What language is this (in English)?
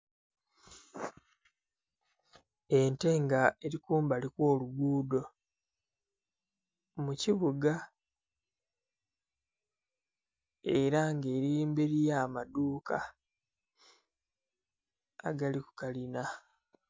Soga